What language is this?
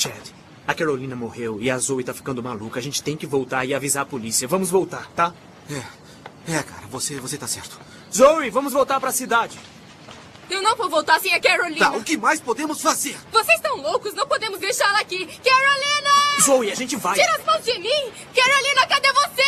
Portuguese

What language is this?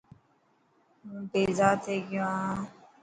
Dhatki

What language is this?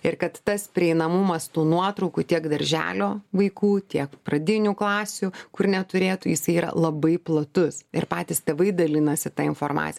Lithuanian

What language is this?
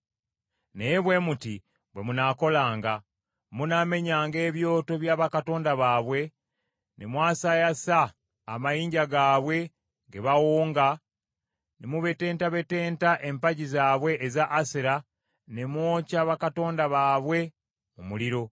Ganda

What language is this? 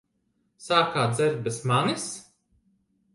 Latvian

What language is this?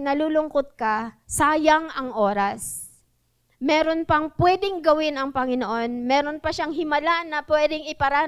Filipino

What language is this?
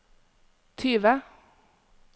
Norwegian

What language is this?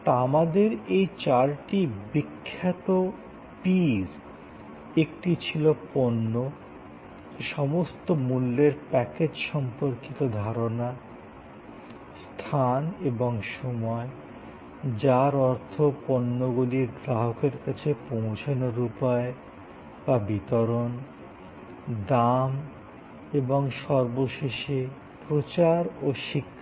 Bangla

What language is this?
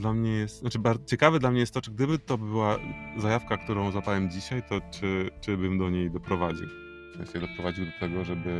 Polish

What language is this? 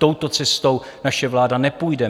Czech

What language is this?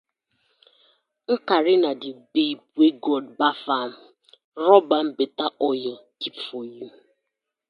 Nigerian Pidgin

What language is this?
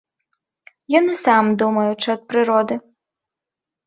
Belarusian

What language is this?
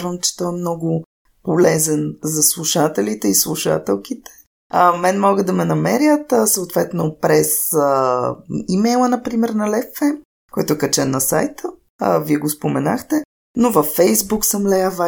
Bulgarian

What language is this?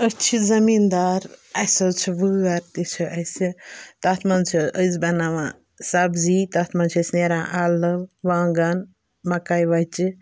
Kashmiri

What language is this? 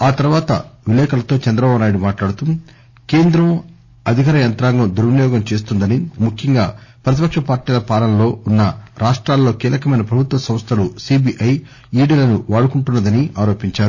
Telugu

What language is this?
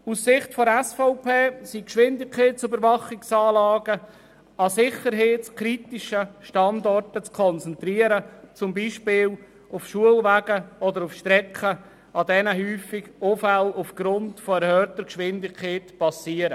Swiss German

